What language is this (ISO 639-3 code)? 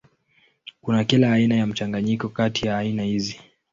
swa